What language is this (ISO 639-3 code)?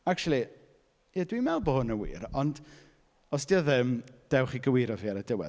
cym